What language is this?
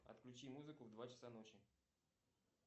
Russian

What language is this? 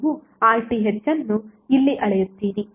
Kannada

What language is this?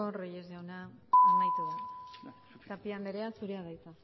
Basque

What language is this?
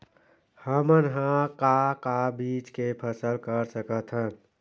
Chhattisgarhi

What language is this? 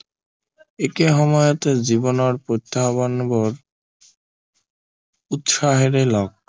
Assamese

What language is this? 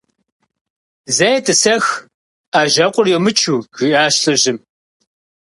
Kabardian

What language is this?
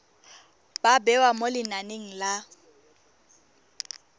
Tswana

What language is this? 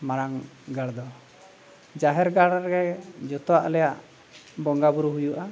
Santali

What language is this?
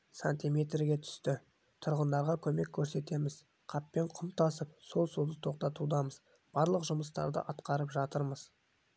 Kazakh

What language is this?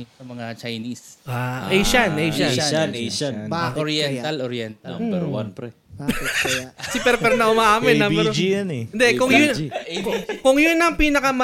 Filipino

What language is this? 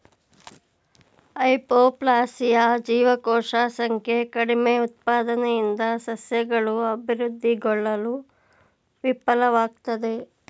Kannada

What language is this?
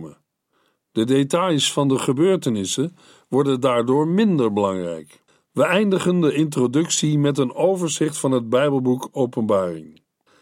Dutch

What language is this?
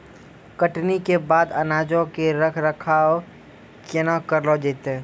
Maithili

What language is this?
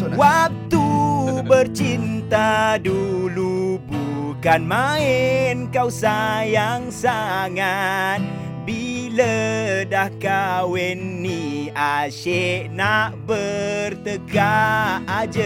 Malay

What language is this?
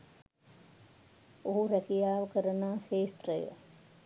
Sinhala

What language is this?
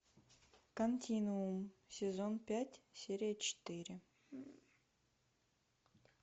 Russian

